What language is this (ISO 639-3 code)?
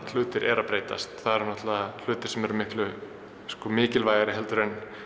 isl